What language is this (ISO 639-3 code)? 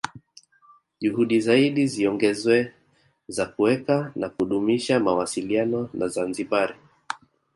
swa